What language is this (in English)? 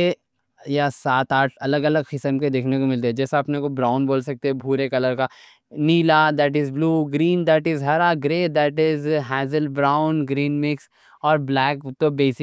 Deccan